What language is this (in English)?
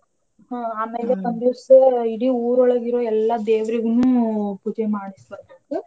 Kannada